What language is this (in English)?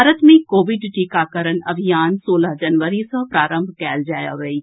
Maithili